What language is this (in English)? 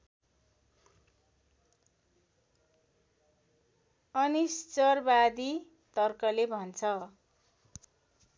Nepali